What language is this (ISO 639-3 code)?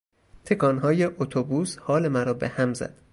fas